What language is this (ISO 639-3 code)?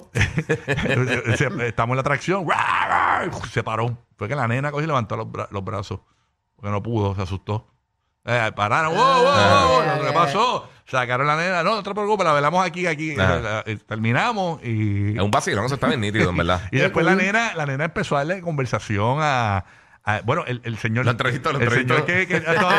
spa